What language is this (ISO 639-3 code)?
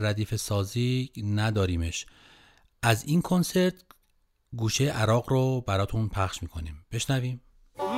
fas